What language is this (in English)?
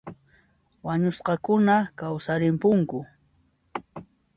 Puno Quechua